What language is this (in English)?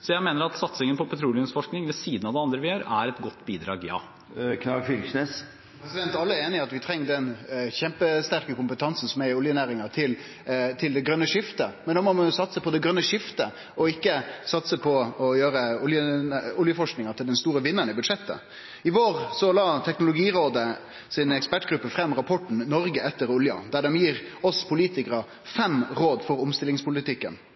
Norwegian